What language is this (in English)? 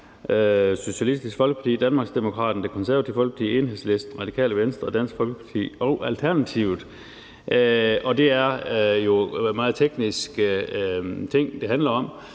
Danish